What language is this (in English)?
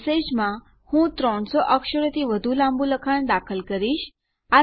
Gujarati